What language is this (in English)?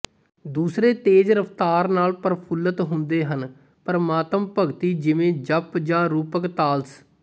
Punjabi